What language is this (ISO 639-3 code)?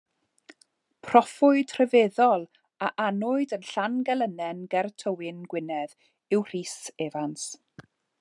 cym